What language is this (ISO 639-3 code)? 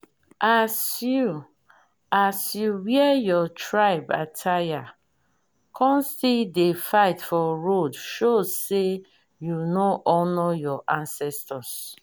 pcm